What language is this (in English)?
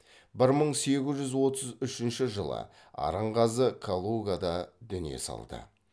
Kazakh